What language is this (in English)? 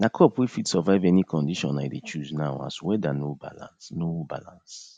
Nigerian Pidgin